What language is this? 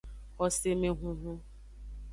Aja (Benin)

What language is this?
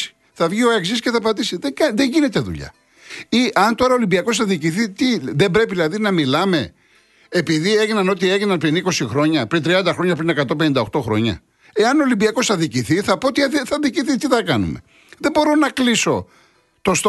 Greek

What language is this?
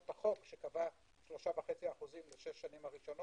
Hebrew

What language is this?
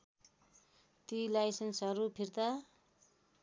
Nepali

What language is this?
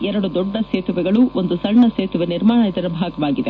Kannada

